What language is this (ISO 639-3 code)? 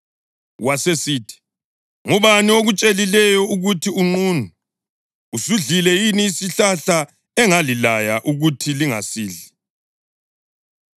nde